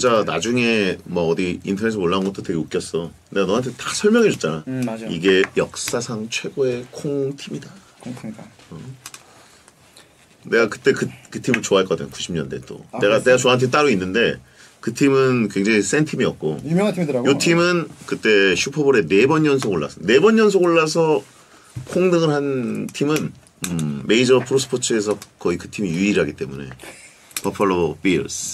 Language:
Korean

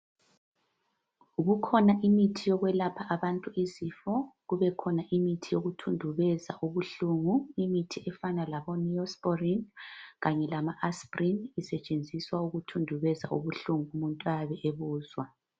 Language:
North Ndebele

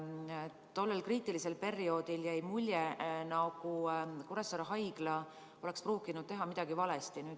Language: Estonian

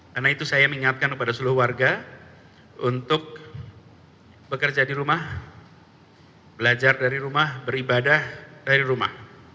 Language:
Indonesian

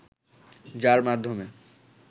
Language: Bangla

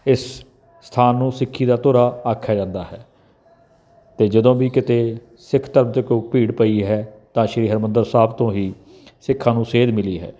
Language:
Punjabi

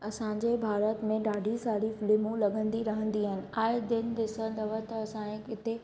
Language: Sindhi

